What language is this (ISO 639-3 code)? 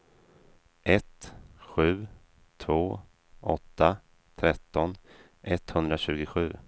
swe